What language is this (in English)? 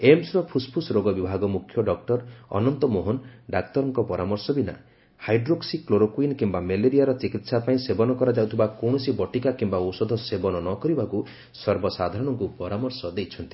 Odia